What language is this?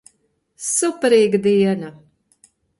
Latvian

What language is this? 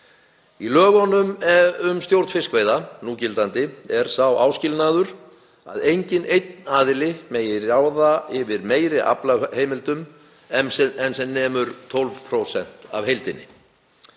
Icelandic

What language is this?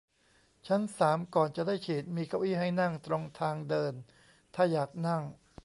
Thai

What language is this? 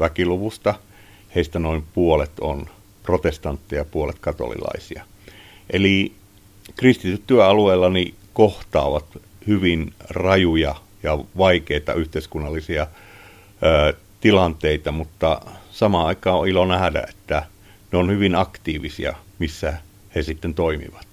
Finnish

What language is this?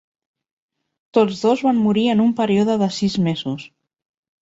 Catalan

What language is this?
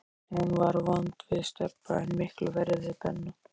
Icelandic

